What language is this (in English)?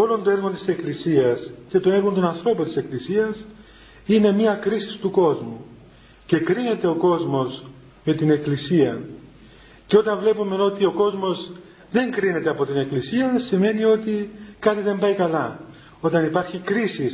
Greek